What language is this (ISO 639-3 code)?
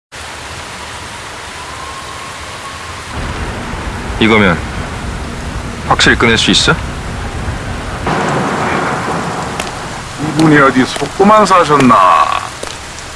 kor